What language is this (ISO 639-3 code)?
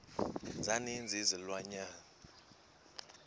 xho